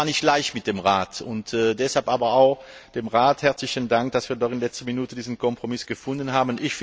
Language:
German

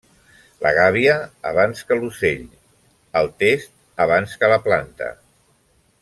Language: Catalan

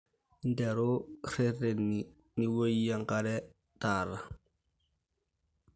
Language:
Masai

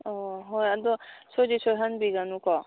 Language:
Manipuri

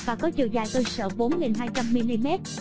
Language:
Vietnamese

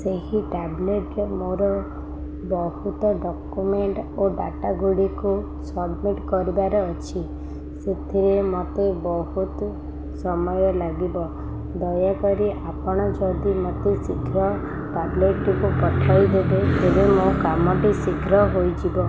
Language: Odia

